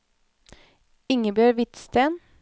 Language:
Norwegian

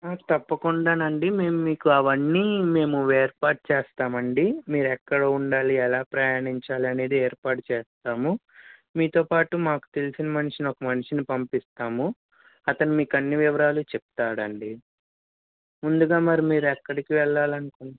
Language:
Telugu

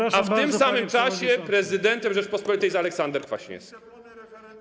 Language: Polish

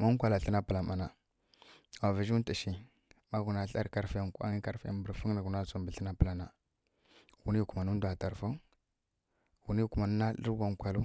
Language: Kirya-Konzəl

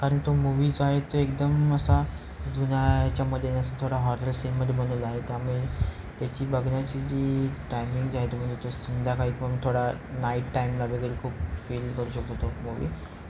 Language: Marathi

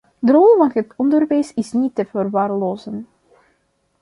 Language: Dutch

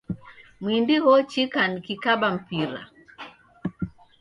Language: Taita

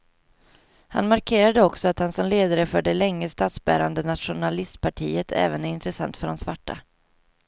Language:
Swedish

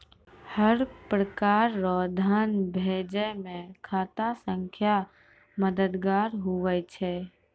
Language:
Maithili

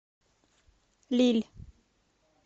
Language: Russian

